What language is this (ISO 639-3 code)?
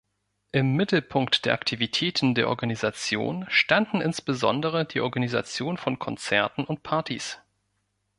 deu